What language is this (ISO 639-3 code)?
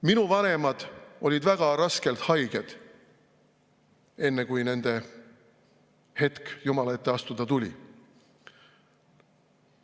est